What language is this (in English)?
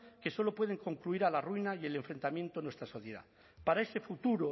Spanish